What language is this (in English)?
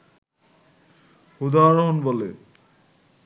Bangla